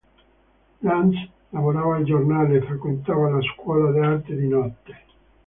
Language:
Italian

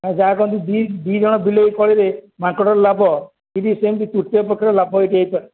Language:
Odia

